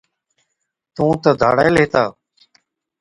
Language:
Od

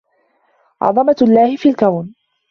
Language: Arabic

